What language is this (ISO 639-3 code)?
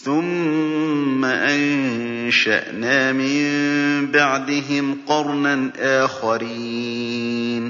ara